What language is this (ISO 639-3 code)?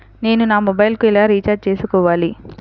tel